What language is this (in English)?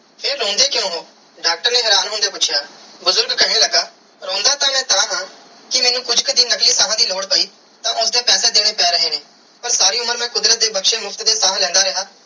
Punjabi